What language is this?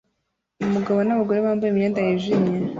Kinyarwanda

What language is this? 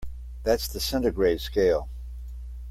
English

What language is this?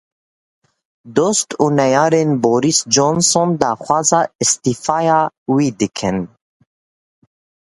Kurdish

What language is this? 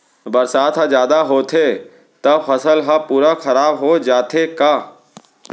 Chhattisgarhi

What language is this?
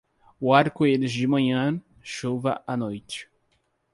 Portuguese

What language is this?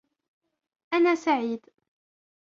Arabic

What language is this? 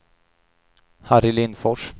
Swedish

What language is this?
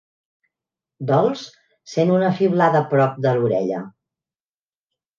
Catalan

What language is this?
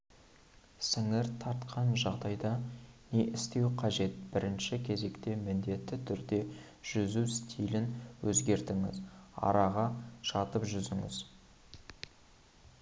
Kazakh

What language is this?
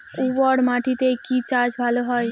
Bangla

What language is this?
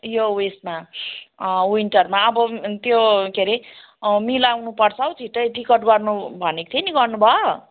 Nepali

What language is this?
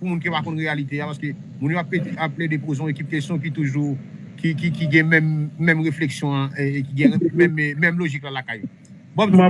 French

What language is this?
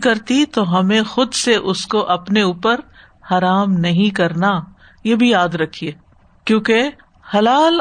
Urdu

